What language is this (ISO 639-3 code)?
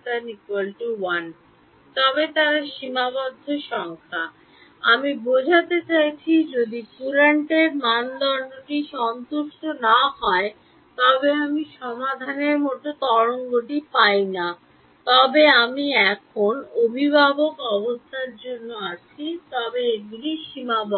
ben